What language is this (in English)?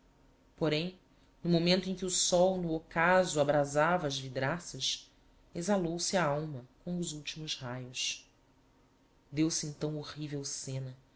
Portuguese